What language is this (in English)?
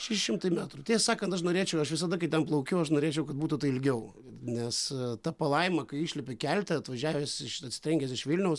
Lithuanian